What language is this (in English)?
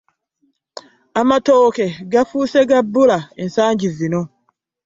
Ganda